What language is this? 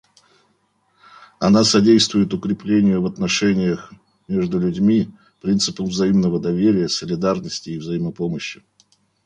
Russian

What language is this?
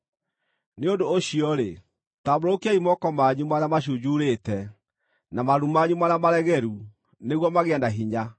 Kikuyu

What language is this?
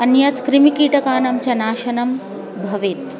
Sanskrit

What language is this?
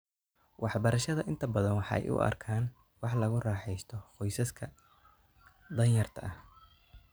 Somali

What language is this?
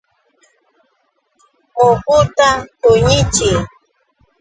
Yauyos Quechua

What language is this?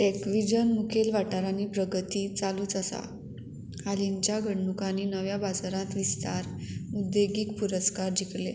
Konkani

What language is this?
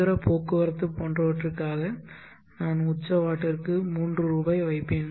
Tamil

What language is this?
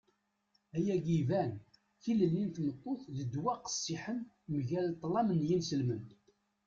Kabyle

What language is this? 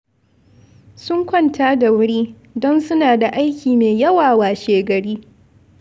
Hausa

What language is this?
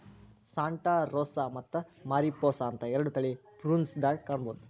Kannada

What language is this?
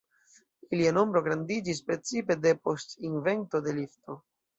Esperanto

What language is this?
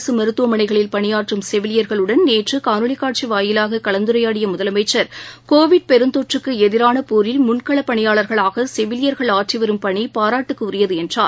Tamil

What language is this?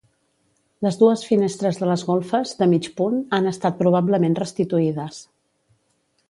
Catalan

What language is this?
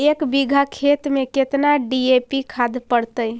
Magahi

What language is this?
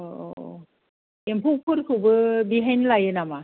Bodo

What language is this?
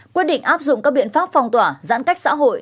Vietnamese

